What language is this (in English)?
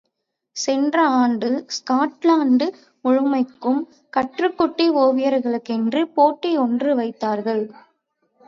Tamil